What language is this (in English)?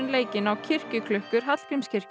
Icelandic